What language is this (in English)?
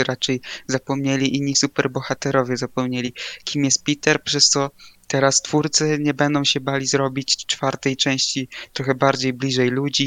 Polish